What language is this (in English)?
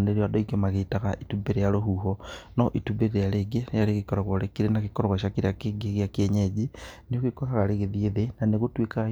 Kikuyu